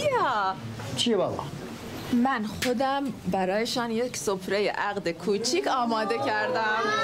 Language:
Persian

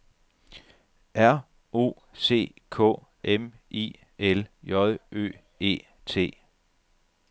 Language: Danish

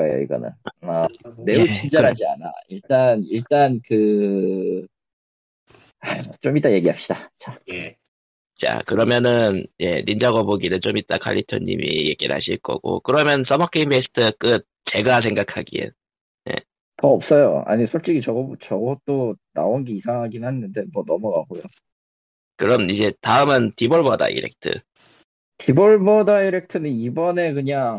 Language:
Korean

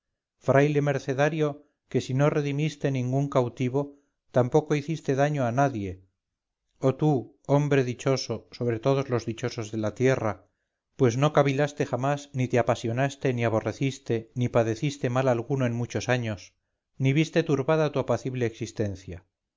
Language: Spanish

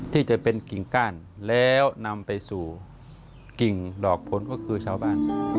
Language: Thai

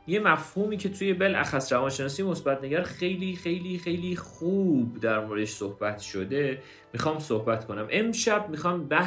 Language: Persian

